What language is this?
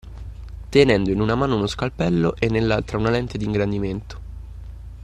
Italian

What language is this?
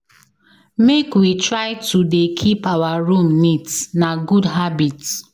Nigerian Pidgin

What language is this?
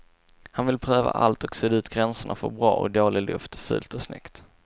Swedish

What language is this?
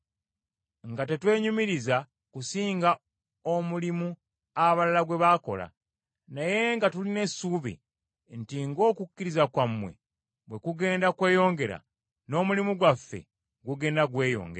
Ganda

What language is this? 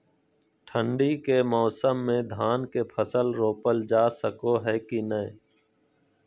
Magahi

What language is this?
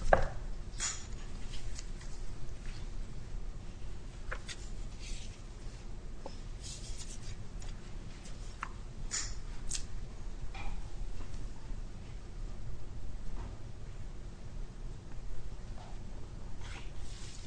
English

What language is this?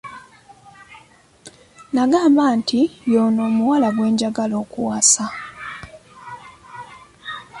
Ganda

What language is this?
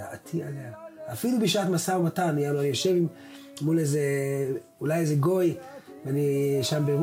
Hebrew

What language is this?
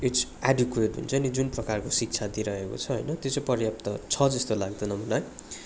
Nepali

